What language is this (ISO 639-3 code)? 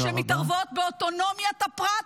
heb